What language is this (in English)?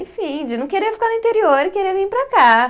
Portuguese